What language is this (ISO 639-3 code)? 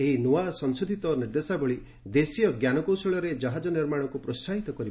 ori